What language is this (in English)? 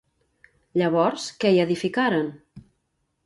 Catalan